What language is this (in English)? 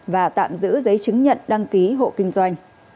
Vietnamese